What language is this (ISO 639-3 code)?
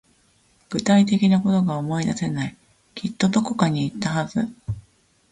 jpn